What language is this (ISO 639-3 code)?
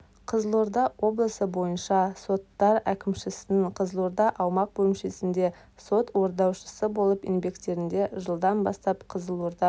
kaz